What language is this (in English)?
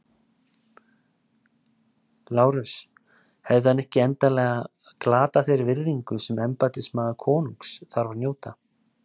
Icelandic